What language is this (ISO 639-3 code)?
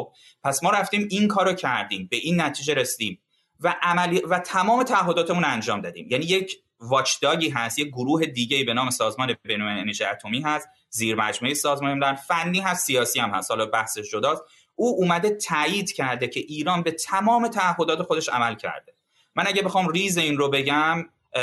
fas